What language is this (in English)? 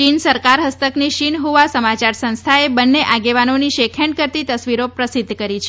Gujarati